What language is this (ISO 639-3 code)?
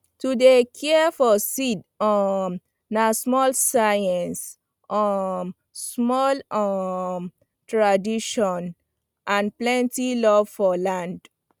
pcm